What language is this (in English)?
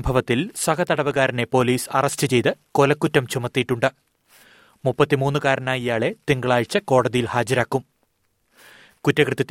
Malayalam